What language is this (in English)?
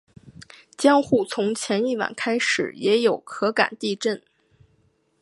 Chinese